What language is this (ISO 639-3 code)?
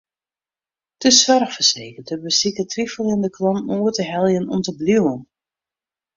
fry